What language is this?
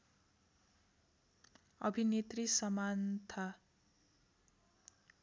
Nepali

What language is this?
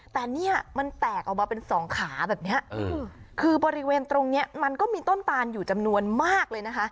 Thai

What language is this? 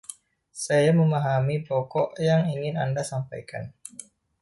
Indonesian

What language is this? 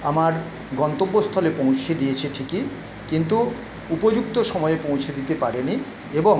Bangla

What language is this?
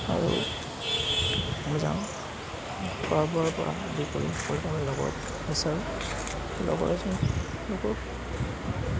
Assamese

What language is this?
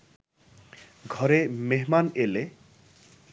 Bangla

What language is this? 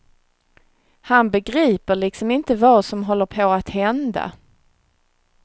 Swedish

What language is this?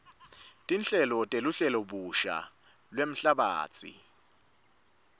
Swati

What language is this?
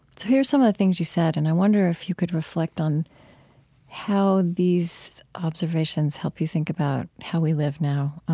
English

